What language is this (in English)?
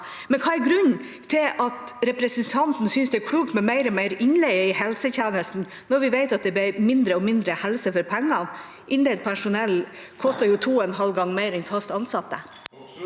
Norwegian